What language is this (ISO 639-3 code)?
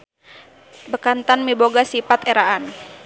sun